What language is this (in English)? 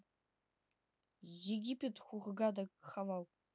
Russian